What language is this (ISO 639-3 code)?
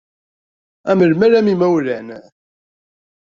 kab